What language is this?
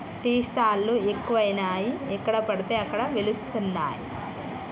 Telugu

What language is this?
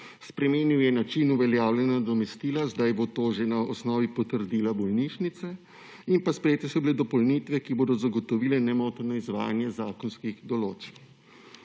Slovenian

